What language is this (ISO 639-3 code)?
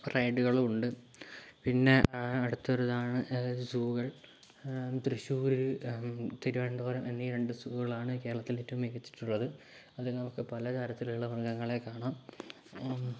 mal